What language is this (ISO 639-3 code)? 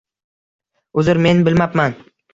uzb